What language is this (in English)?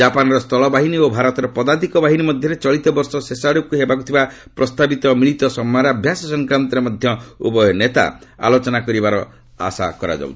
Odia